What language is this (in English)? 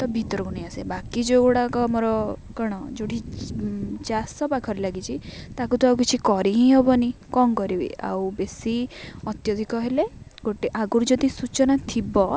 Odia